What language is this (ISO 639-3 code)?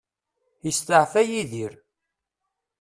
kab